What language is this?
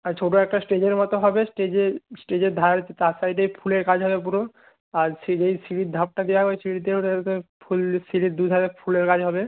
Bangla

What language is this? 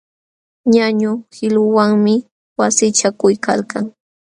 Jauja Wanca Quechua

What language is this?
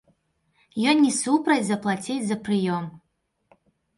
Belarusian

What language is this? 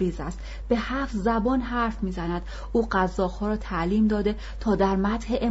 Persian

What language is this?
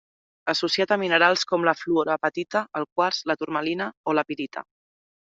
Catalan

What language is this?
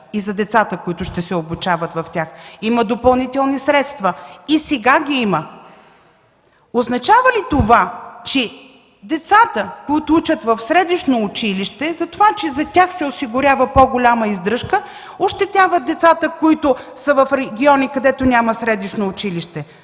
Bulgarian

